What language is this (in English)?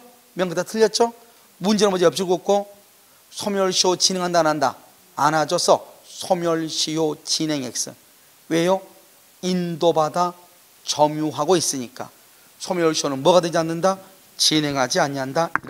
Korean